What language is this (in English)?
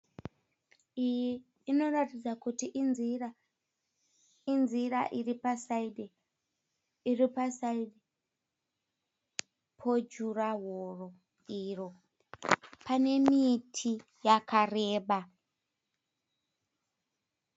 Shona